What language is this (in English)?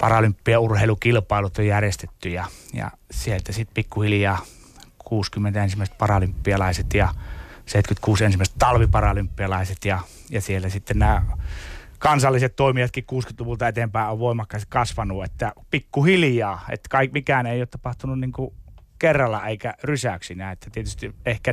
Finnish